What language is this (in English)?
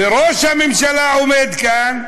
Hebrew